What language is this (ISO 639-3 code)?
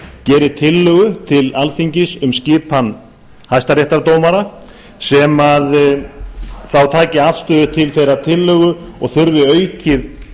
isl